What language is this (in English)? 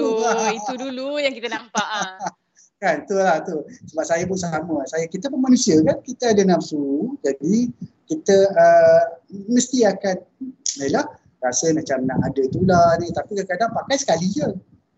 Malay